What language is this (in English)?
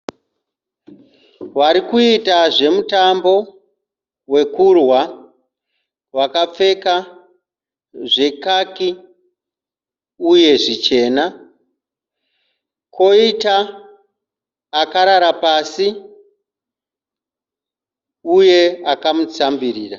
Shona